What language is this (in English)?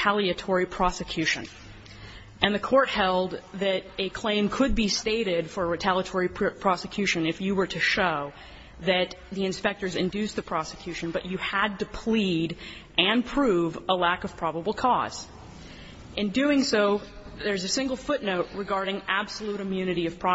English